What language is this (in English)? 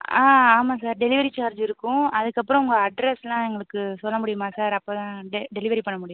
Tamil